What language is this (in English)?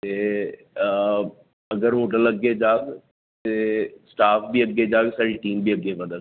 Dogri